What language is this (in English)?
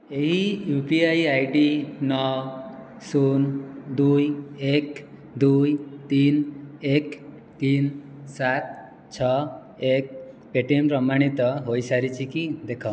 Odia